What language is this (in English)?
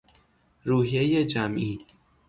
Persian